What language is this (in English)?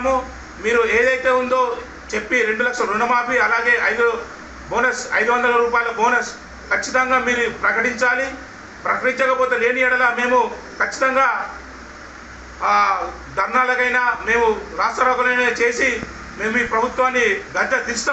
Telugu